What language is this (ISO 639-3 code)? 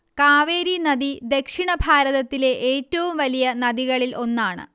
mal